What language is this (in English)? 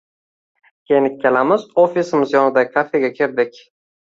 Uzbek